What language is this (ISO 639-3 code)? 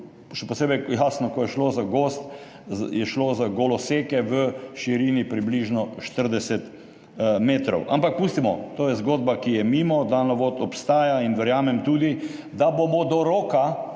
slv